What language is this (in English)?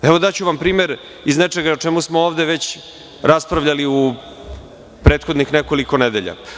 Serbian